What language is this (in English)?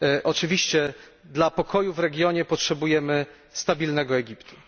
Polish